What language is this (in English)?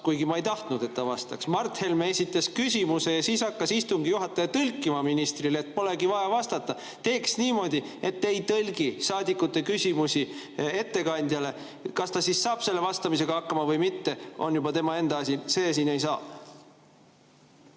Estonian